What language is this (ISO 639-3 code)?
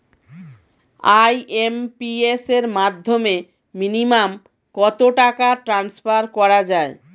ben